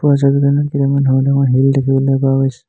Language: Assamese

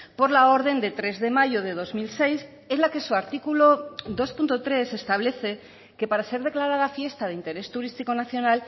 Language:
Spanish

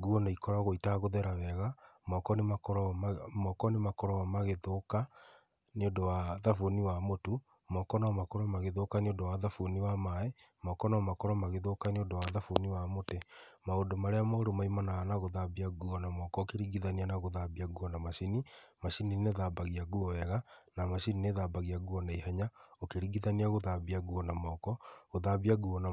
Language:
Kikuyu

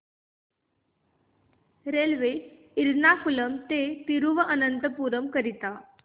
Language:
Marathi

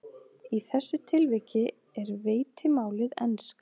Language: Icelandic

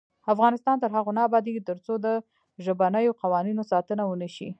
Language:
Pashto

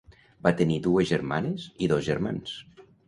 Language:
Catalan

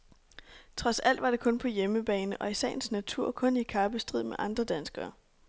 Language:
Danish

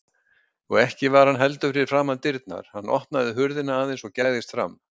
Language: Icelandic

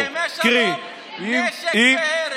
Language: Hebrew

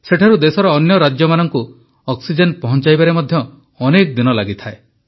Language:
Odia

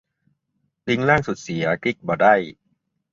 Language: Thai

